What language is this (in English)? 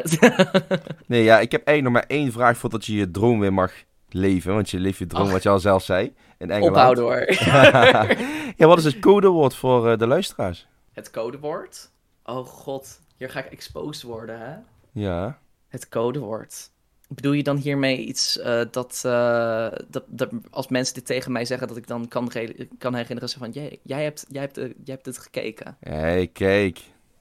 Dutch